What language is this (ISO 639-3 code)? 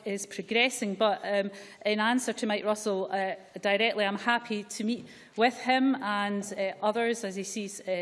eng